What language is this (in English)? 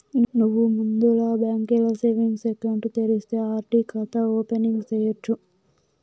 Telugu